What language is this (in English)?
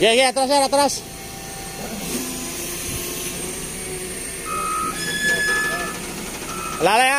Indonesian